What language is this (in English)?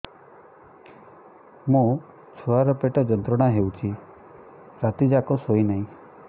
Odia